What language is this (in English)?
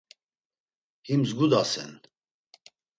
Laz